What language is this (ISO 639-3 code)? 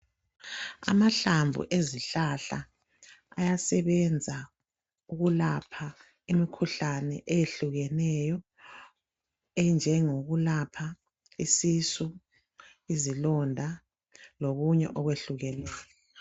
nde